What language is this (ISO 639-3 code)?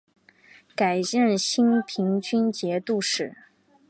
zho